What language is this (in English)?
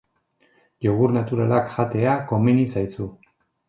Basque